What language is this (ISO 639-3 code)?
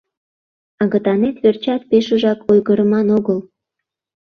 chm